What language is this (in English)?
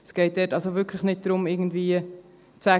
Swiss German